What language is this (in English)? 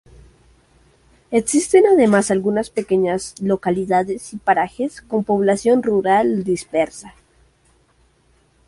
Spanish